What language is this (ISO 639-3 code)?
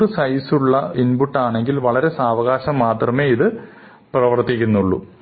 mal